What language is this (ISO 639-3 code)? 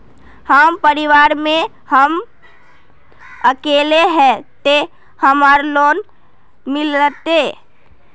mag